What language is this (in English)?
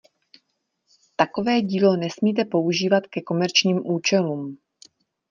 Czech